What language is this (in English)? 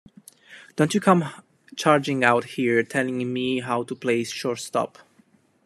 English